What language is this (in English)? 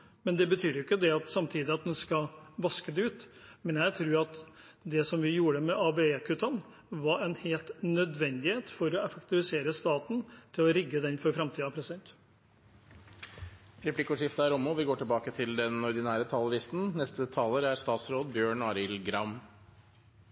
Norwegian